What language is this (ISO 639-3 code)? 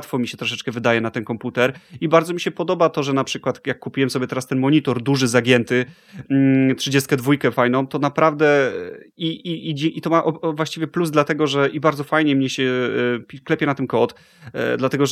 pol